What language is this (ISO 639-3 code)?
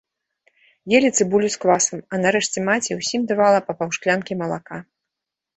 bel